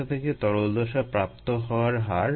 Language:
Bangla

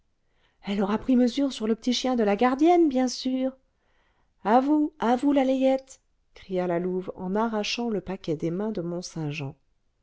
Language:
French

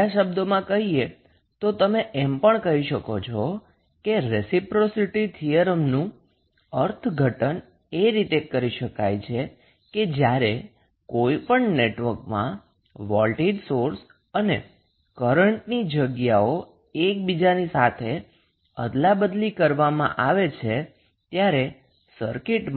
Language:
Gujarati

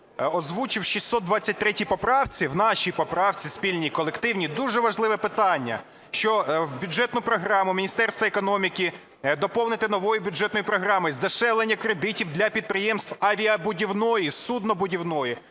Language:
Ukrainian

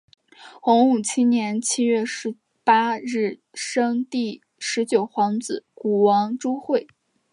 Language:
Chinese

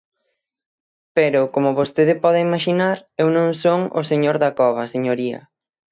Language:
Galician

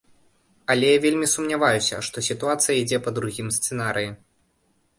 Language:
Belarusian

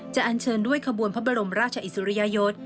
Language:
Thai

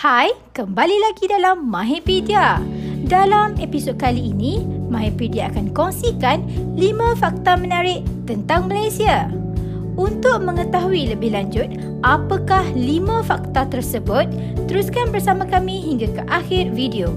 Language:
Malay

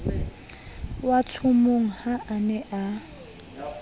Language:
Southern Sotho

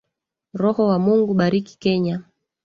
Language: Swahili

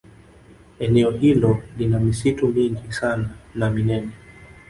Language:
Swahili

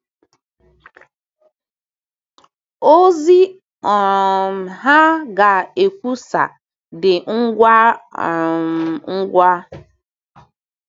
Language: Igbo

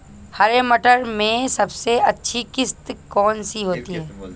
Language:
Hindi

